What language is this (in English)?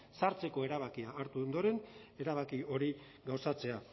Basque